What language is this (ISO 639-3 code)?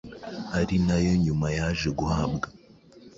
kin